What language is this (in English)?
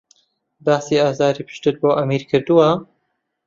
Central Kurdish